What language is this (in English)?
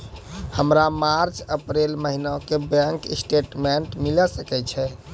Maithili